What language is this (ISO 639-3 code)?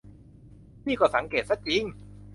tha